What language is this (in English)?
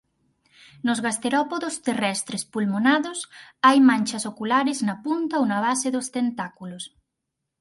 Galician